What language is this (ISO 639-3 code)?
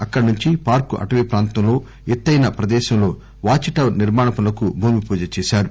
tel